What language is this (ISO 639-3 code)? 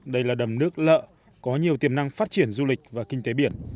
vie